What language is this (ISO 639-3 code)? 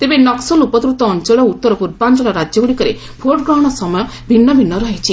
ori